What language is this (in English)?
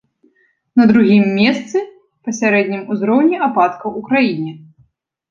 Belarusian